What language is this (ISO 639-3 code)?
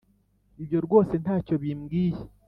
kin